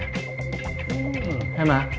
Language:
Thai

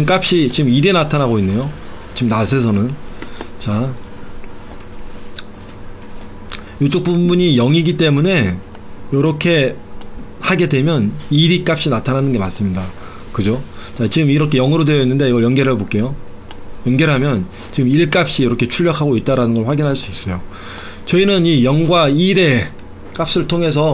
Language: Korean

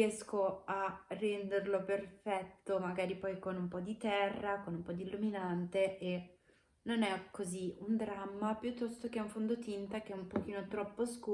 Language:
Italian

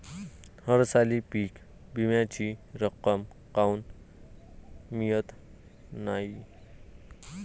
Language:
Marathi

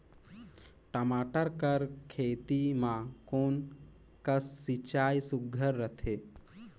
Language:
Chhattisgarhi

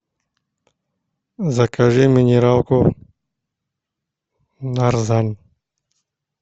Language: Russian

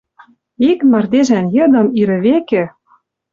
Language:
Western Mari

